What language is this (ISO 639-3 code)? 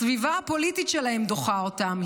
heb